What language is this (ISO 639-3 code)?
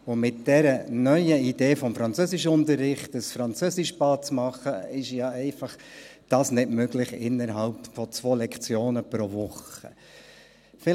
gsw